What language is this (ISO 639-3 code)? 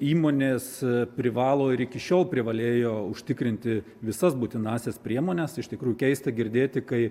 lit